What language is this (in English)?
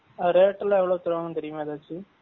Tamil